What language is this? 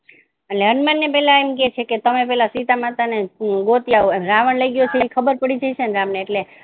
Gujarati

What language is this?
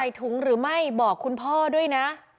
Thai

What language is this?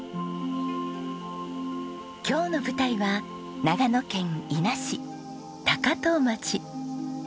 Japanese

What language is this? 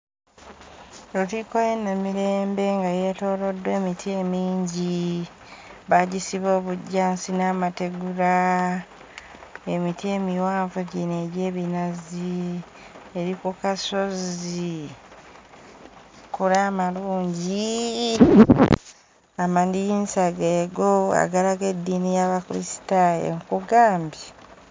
Ganda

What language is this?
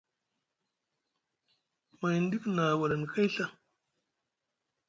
Musgu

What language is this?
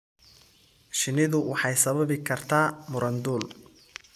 Somali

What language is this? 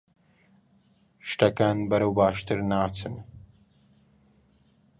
Central Kurdish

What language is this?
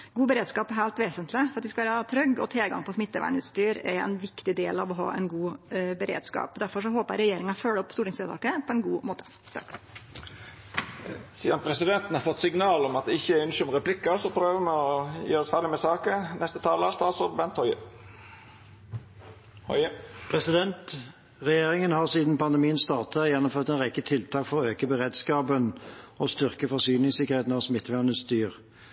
Norwegian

